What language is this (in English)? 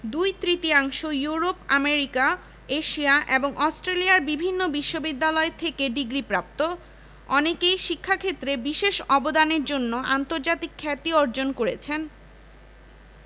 Bangla